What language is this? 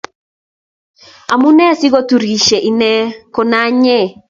Kalenjin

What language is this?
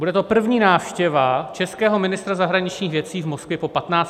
Czech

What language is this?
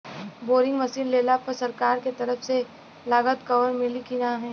Bhojpuri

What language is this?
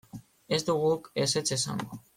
Basque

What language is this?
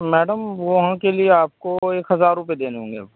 Urdu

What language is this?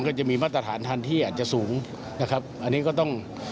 Thai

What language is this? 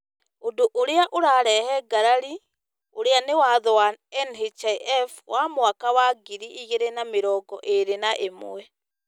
Kikuyu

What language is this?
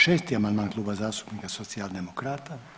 Croatian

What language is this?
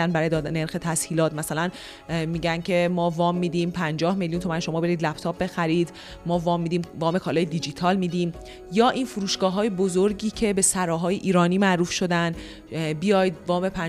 Persian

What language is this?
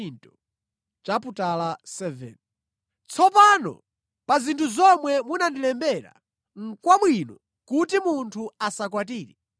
Nyanja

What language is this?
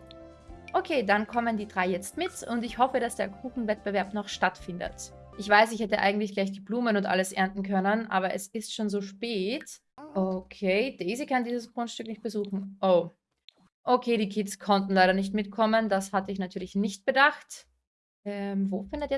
German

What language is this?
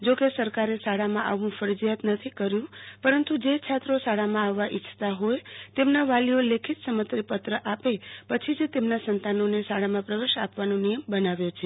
Gujarati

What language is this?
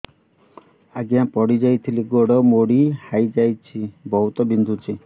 Odia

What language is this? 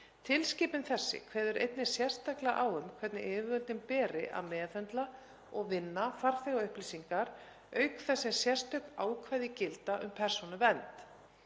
Icelandic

